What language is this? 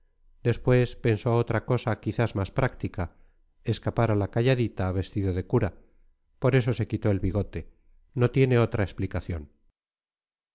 Spanish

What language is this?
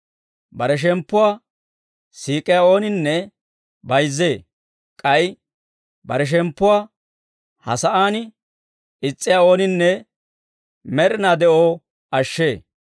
Dawro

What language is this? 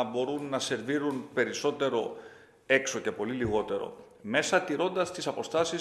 Greek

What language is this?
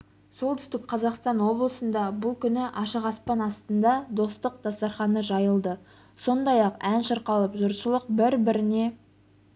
Kazakh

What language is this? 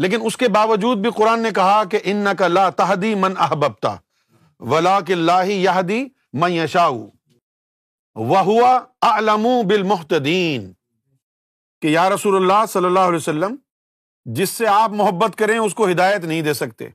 Urdu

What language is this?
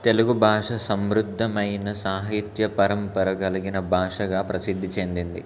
Telugu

